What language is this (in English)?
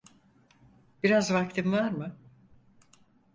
Turkish